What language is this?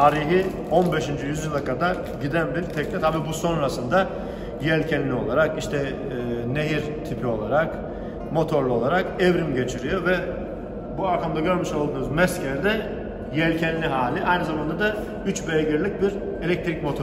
Turkish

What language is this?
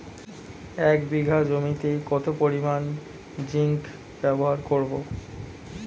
Bangla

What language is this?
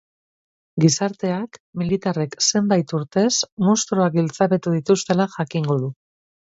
Basque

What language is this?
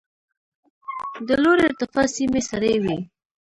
Pashto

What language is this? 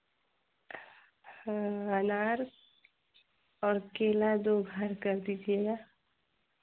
Hindi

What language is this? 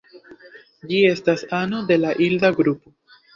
Esperanto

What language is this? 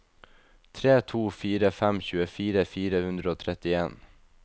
Norwegian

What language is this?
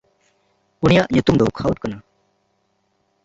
Santali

